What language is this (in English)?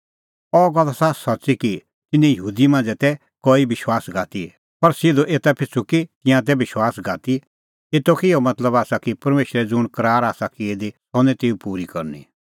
Kullu Pahari